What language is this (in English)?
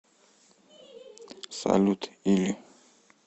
Russian